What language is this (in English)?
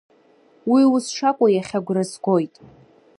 Abkhazian